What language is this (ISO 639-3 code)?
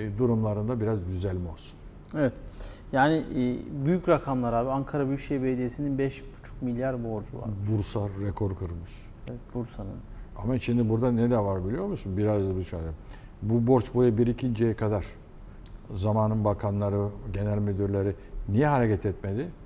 tur